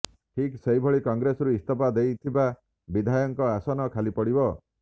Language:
Odia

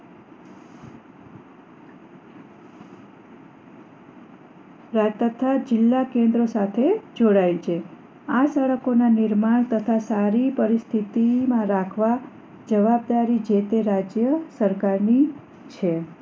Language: Gujarati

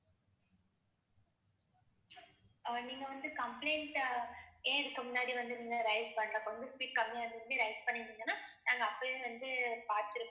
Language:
Tamil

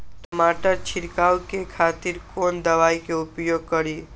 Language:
Maithili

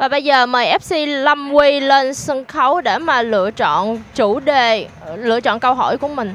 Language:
Vietnamese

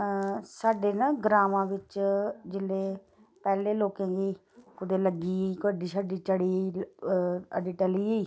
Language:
Dogri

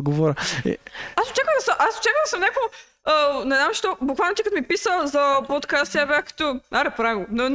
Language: Bulgarian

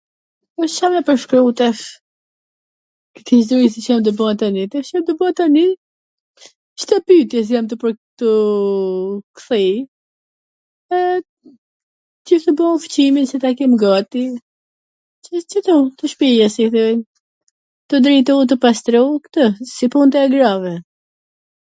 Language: Gheg Albanian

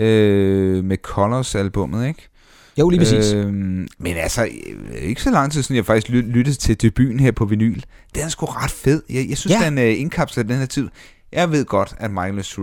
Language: Danish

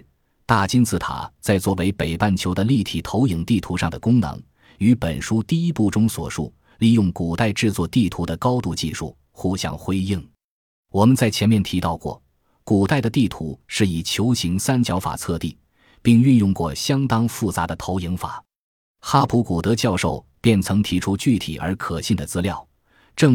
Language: Chinese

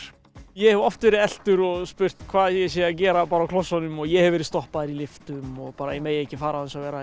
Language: Icelandic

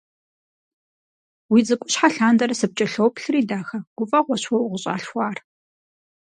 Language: Kabardian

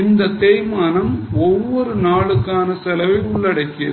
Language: Tamil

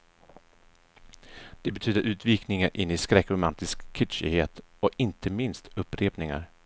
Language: Swedish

